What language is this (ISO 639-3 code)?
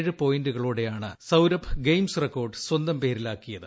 mal